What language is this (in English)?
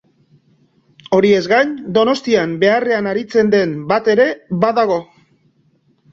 Basque